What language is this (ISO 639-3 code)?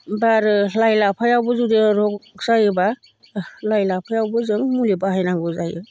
brx